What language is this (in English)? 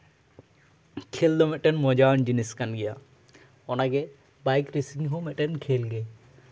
Santali